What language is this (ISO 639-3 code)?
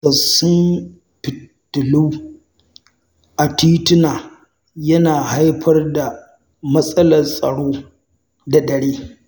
hau